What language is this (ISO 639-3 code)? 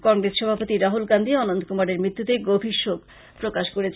ben